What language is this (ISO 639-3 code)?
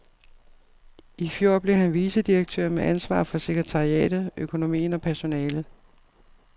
dan